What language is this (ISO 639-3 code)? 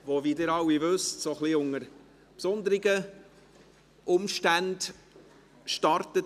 gsw